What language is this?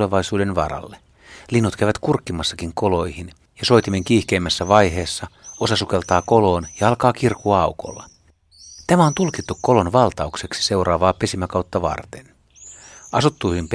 Finnish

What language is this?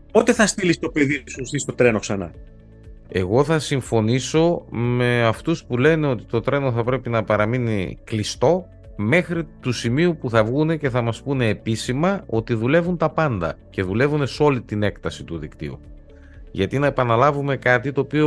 Greek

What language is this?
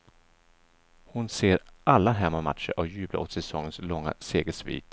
Swedish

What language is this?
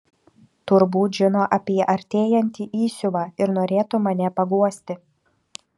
Lithuanian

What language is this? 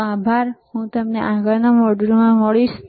Gujarati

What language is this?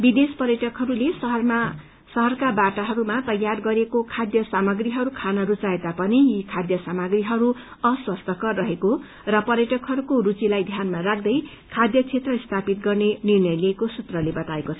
Nepali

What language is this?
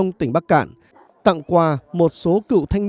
Vietnamese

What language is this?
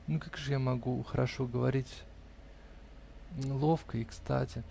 Russian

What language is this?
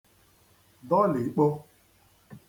Igbo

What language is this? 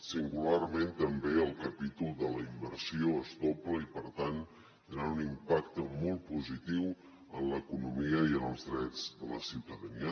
Catalan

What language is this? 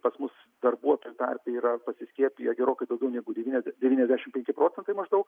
Lithuanian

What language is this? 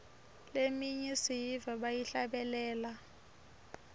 Swati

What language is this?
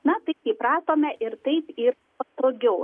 Lithuanian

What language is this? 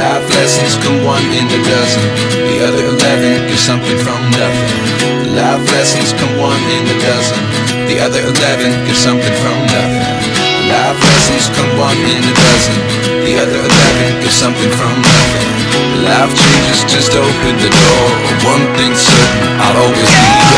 English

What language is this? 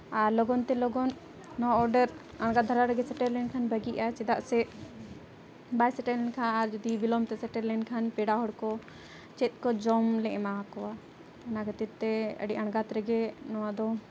Santali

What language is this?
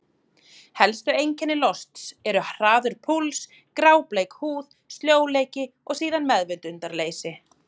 Icelandic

